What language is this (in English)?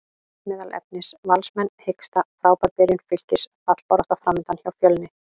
Icelandic